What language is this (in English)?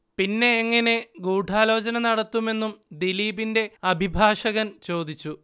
Malayalam